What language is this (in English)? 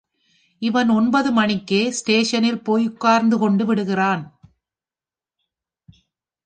Tamil